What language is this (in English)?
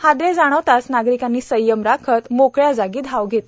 Marathi